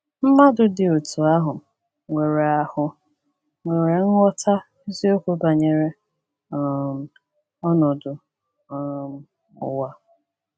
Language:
Igbo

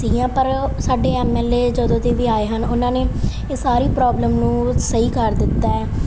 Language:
Punjabi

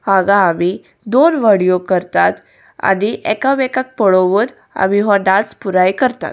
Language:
Konkani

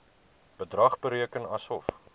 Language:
Afrikaans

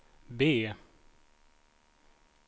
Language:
Swedish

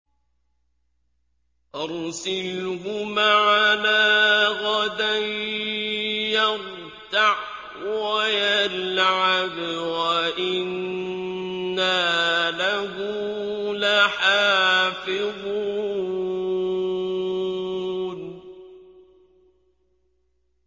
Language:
Arabic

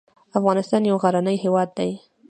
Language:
Pashto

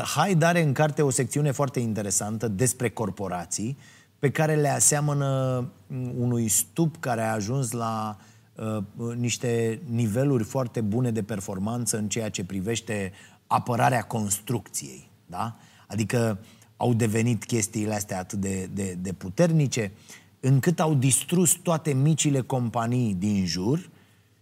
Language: Romanian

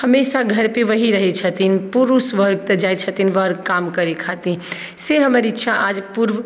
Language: Maithili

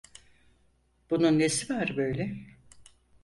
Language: Turkish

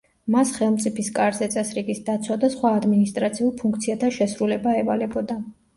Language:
Georgian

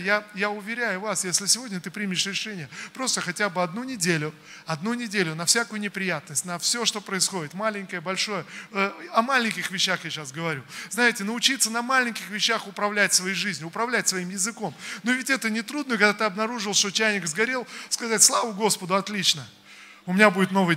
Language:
Russian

